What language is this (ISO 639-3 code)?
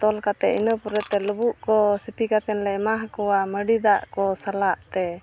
sat